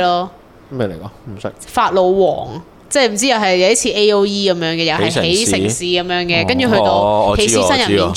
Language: Chinese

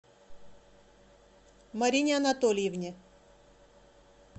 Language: Russian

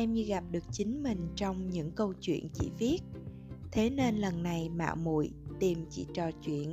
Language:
Vietnamese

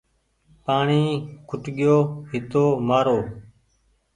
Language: Goaria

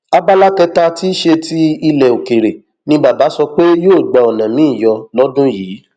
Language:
Yoruba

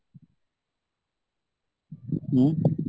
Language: Odia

